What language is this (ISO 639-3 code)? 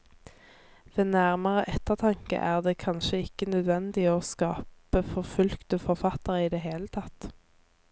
nor